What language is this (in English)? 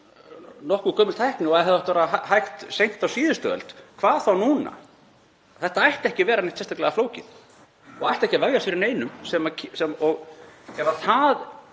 Icelandic